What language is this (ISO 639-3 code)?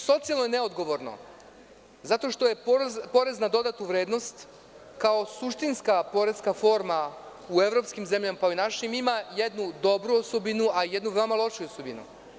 srp